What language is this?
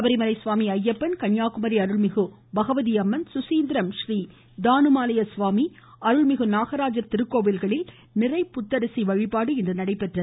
Tamil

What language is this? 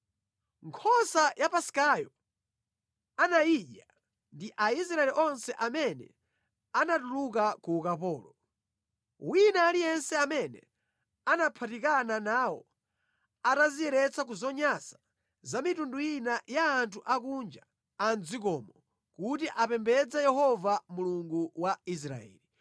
Nyanja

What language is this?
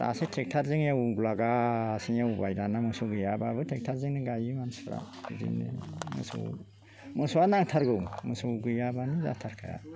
Bodo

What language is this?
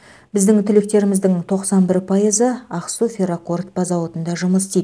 Kazakh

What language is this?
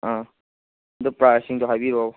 Manipuri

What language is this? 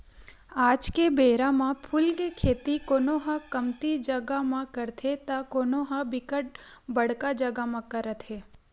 Chhattisgarhi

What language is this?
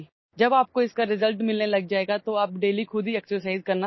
Assamese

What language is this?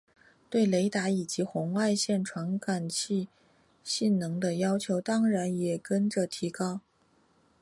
Chinese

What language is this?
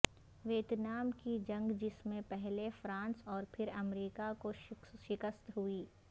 Urdu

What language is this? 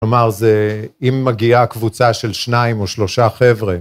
Hebrew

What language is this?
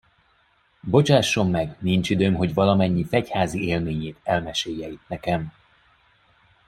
Hungarian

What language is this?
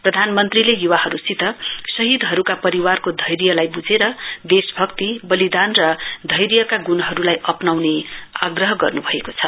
Nepali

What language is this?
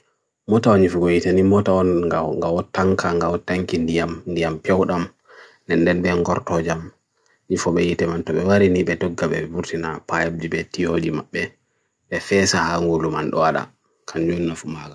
Bagirmi Fulfulde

